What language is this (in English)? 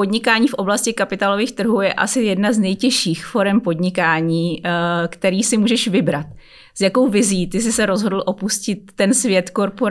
Czech